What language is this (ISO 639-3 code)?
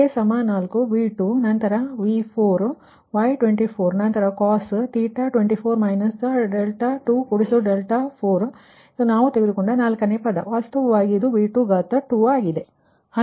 kan